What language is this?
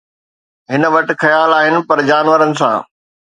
Sindhi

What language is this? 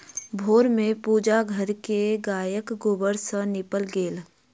Maithili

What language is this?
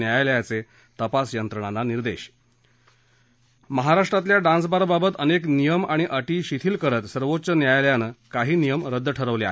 Marathi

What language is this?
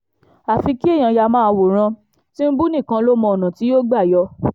Yoruba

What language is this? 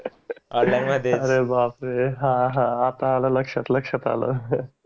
Marathi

